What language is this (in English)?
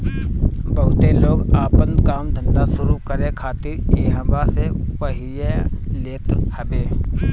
Bhojpuri